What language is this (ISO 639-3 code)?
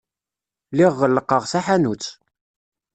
kab